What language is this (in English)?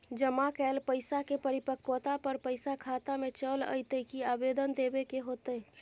Maithili